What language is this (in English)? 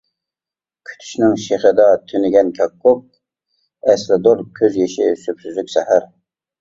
Uyghur